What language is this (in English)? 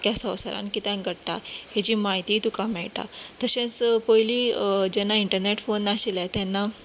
Konkani